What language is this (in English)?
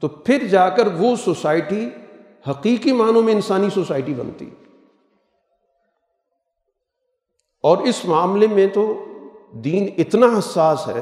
Urdu